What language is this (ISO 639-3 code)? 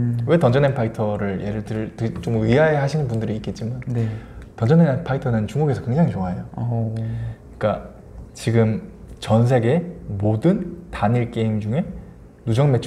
kor